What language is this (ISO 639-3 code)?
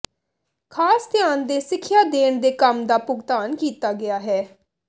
pan